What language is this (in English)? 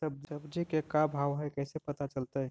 Magahi